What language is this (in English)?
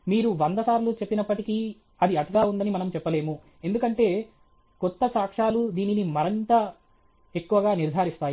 Telugu